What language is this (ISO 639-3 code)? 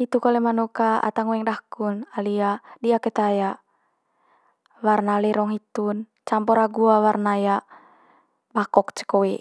mqy